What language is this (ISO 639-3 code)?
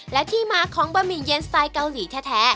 tha